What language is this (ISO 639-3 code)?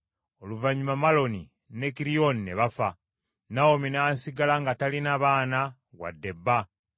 lug